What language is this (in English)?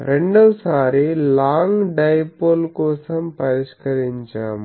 Telugu